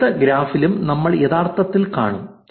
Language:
Malayalam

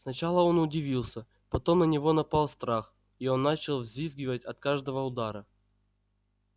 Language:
Russian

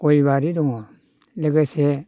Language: Bodo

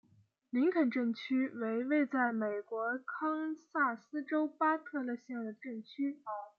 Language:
Chinese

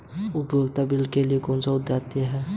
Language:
Hindi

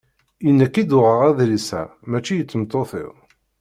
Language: Kabyle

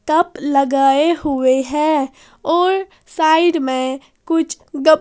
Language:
Hindi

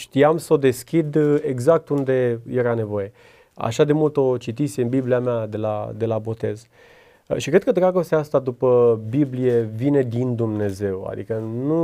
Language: Romanian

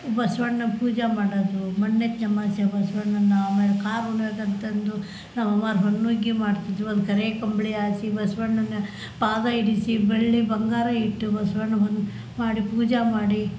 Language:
Kannada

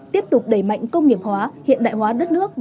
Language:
Vietnamese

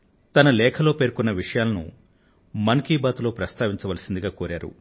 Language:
Telugu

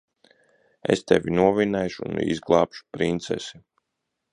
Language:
Latvian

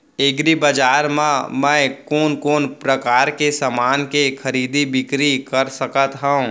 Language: Chhattisgarhi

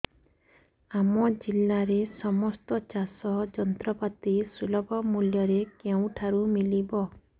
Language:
Odia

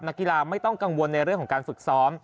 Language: Thai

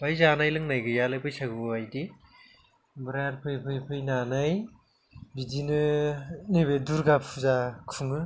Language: Bodo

